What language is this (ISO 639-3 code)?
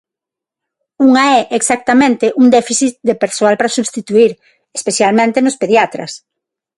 glg